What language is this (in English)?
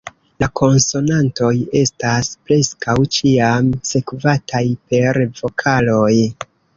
Esperanto